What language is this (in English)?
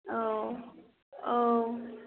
Bodo